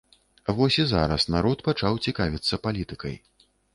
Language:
Belarusian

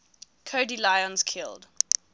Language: English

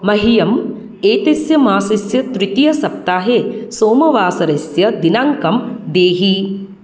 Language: Sanskrit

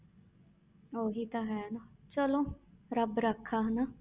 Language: Punjabi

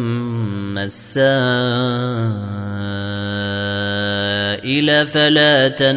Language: Arabic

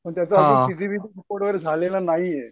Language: Marathi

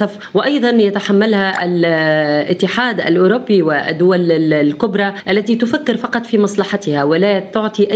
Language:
Arabic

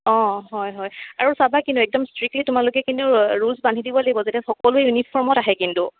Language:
Assamese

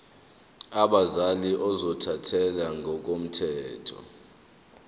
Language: Zulu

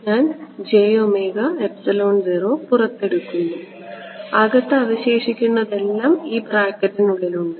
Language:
Malayalam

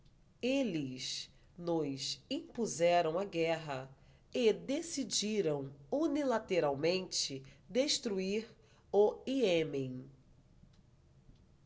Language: Portuguese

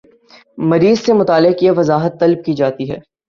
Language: Urdu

